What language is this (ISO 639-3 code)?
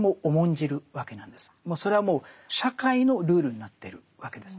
jpn